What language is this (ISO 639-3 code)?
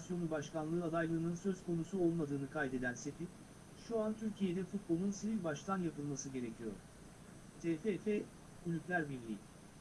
tur